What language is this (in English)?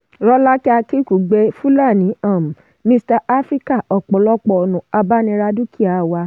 Yoruba